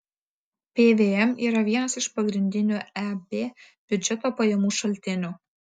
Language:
Lithuanian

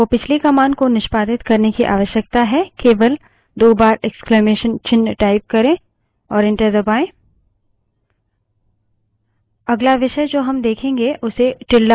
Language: Hindi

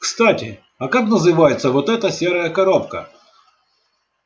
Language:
Russian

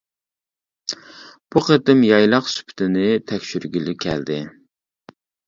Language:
Uyghur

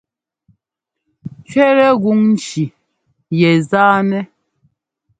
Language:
Ngomba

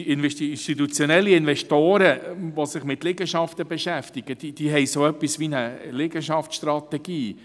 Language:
Swiss German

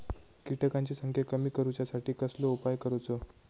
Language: Marathi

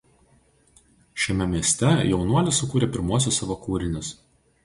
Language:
Lithuanian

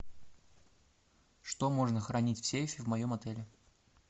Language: Russian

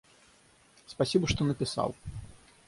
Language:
Russian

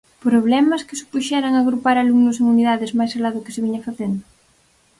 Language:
Galician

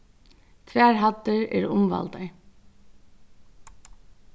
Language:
Faroese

